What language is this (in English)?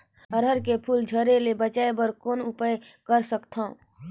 Chhattisgarhi